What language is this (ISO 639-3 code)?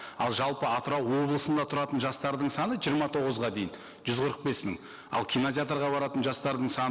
kaz